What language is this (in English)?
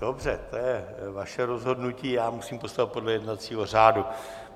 Czech